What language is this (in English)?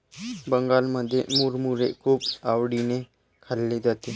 Marathi